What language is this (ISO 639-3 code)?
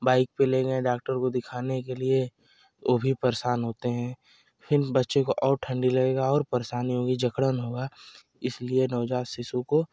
hin